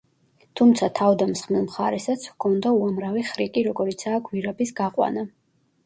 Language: Georgian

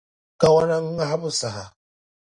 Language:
Dagbani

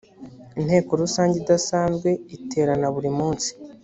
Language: Kinyarwanda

